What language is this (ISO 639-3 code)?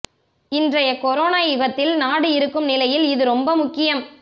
tam